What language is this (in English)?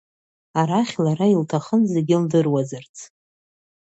Abkhazian